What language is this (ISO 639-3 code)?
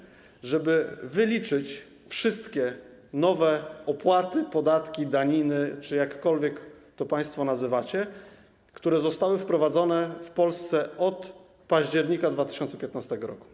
pol